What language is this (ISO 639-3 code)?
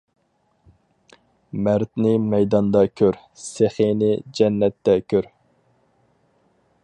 uig